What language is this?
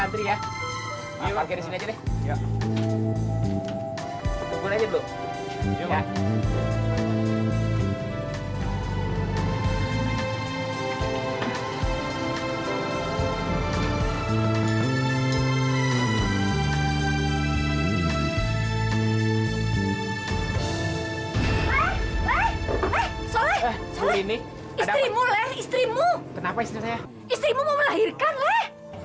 Indonesian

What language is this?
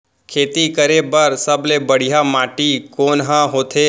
Chhattisgarhi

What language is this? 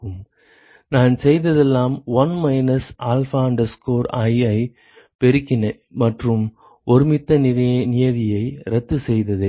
Tamil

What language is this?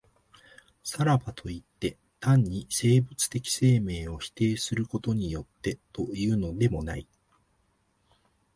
Japanese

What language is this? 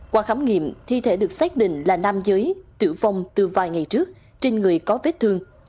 Vietnamese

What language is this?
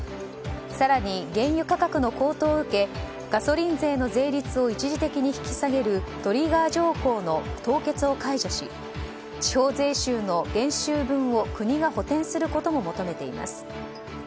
Japanese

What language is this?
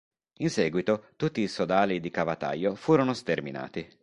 Italian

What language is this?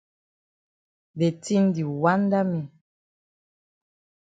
Cameroon Pidgin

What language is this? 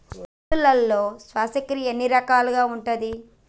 Telugu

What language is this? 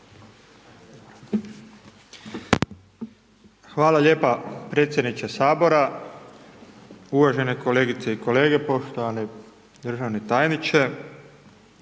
Croatian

